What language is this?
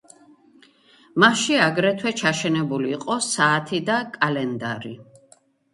Georgian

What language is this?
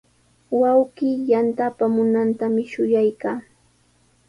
Sihuas Ancash Quechua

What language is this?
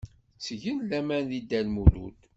Kabyle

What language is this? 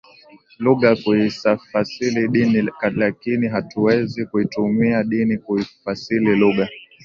Swahili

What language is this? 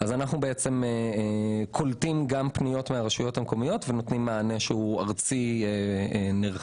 Hebrew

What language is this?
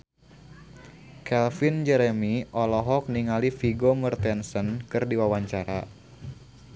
Sundanese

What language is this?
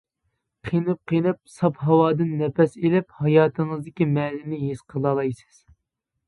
Uyghur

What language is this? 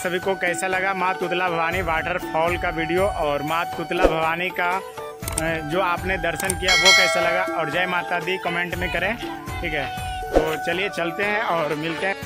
Hindi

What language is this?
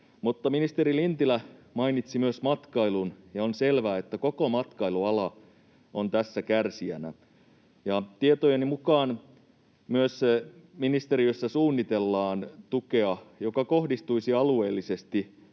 Finnish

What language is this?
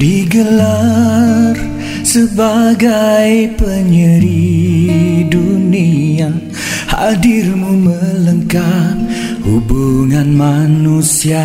Malay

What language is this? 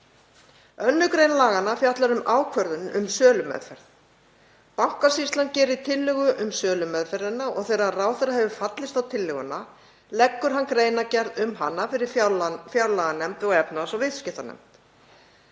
Icelandic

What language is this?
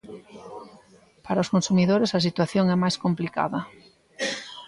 Galician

